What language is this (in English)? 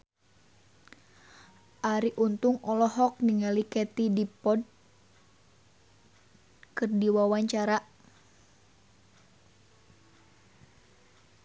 Sundanese